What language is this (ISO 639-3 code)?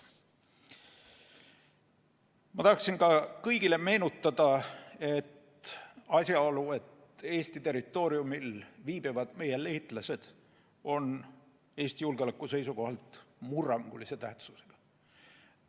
est